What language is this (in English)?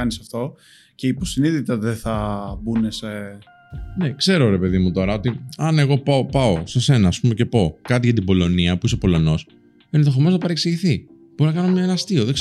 Greek